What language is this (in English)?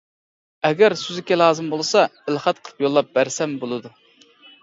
Uyghur